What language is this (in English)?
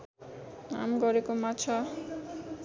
Nepali